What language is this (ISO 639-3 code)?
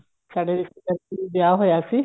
pan